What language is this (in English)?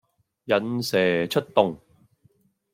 Cantonese